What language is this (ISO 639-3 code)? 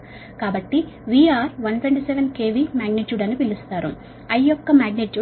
tel